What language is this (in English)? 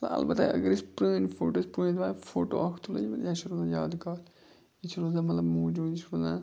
Kashmiri